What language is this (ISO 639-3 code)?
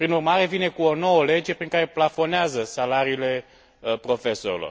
ron